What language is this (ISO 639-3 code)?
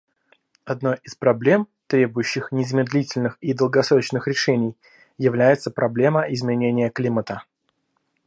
rus